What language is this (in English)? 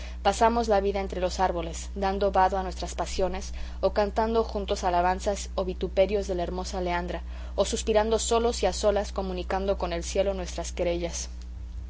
Spanish